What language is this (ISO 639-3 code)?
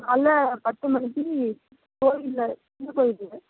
tam